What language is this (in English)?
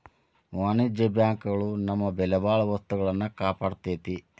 Kannada